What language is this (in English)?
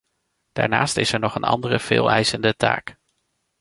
Dutch